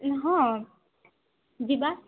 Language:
Odia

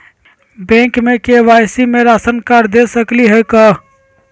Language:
Magahi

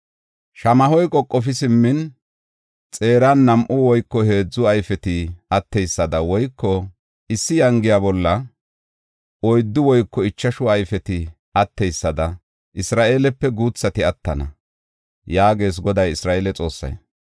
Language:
Gofa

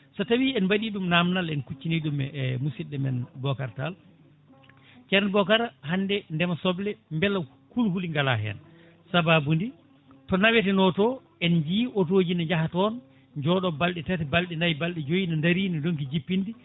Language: Fula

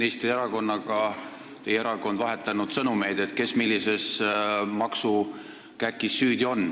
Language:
Estonian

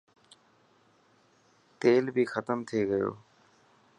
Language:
Dhatki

